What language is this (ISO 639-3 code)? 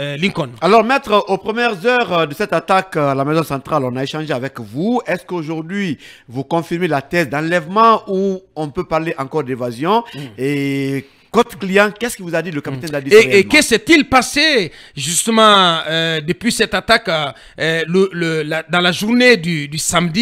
fra